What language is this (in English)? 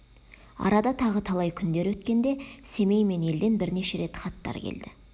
Kazakh